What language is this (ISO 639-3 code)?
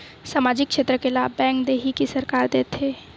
hne